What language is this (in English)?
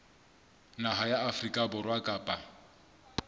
Southern Sotho